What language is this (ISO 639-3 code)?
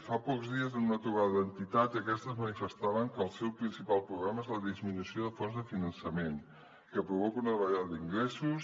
cat